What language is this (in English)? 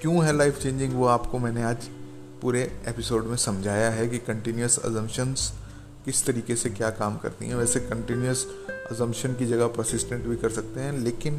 Hindi